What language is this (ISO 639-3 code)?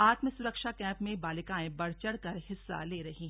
hin